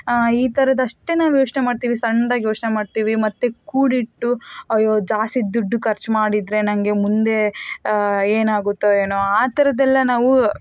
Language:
Kannada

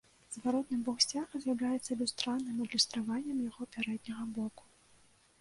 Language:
Belarusian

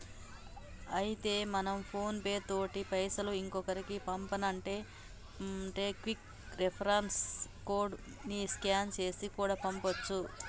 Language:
Telugu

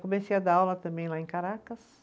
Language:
Portuguese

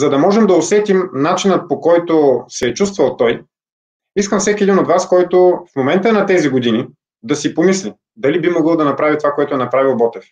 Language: Bulgarian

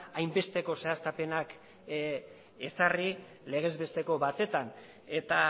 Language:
Basque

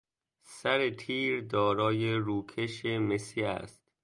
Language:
Persian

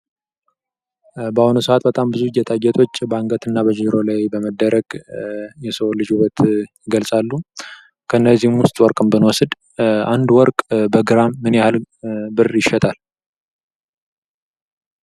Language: Amharic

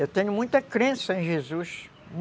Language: Portuguese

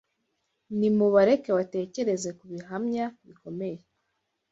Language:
Kinyarwanda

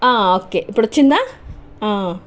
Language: Telugu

